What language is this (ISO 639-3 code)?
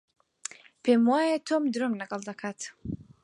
ckb